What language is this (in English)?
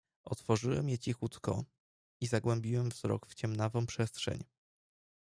Polish